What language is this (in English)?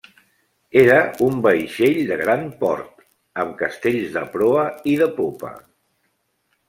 Catalan